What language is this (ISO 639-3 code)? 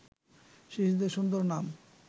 ben